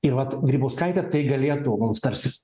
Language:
Lithuanian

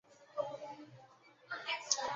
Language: Chinese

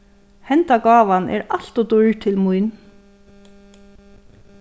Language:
Faroese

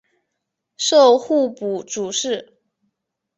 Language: Chinese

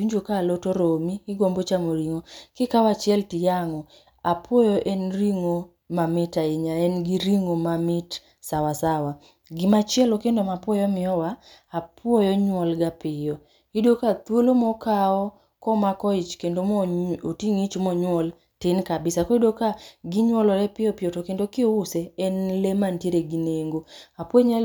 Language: Luo (Kenya and Tanzania)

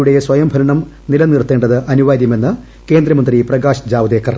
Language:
Malayalam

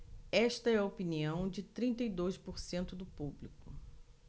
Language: Portuguese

